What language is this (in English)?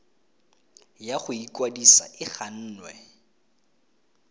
Tswana